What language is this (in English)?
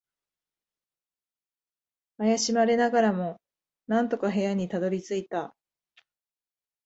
Japanese